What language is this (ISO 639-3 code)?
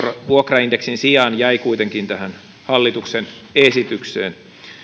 fin